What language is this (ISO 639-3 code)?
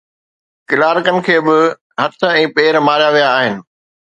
snd